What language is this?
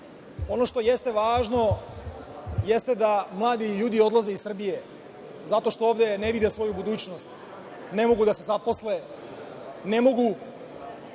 Serbian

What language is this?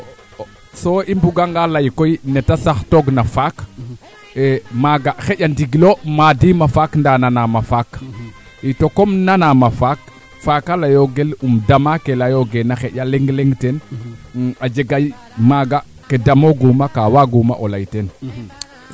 Serer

